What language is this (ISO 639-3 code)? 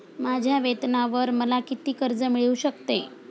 mar